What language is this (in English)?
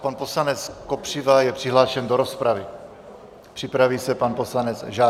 Czech